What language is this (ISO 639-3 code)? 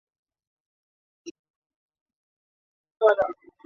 zho